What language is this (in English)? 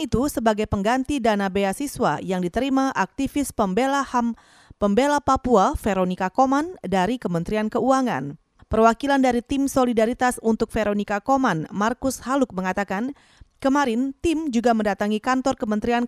Indonesian